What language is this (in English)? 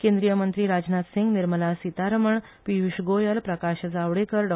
Konkani